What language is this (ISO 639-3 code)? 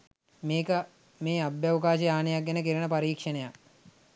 sin